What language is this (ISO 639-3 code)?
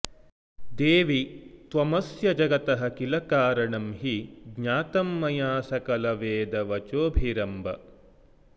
san